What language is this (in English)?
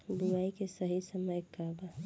Bhojpuri